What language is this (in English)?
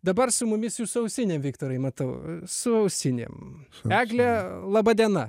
Lithuanian